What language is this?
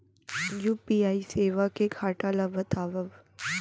Chhattisgarhi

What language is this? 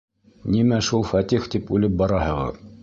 Bashkir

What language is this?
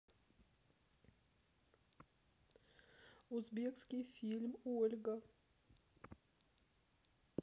Russian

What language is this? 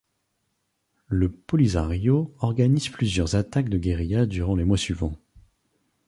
French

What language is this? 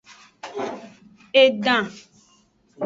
Aja (Benin)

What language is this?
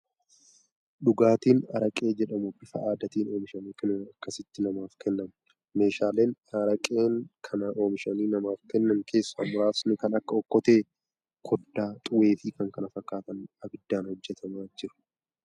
Oromo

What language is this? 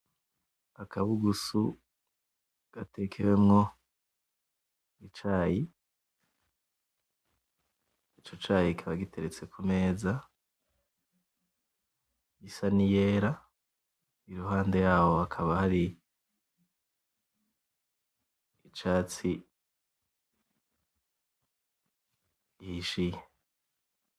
Rundi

